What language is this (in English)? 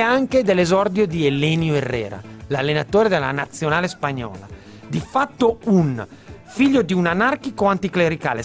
Italian